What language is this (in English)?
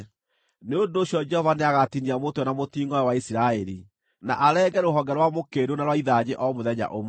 Kikuyu